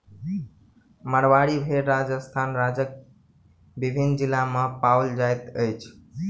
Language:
Maithili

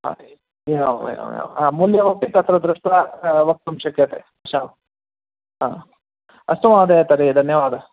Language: Sanskrit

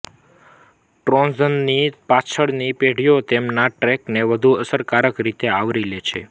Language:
Gujarati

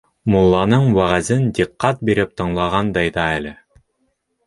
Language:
Bashkir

